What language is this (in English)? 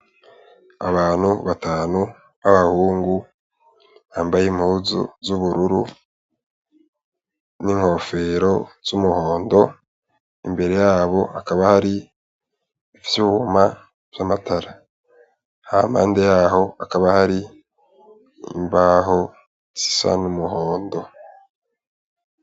Rundi